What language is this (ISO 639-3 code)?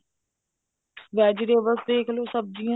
pan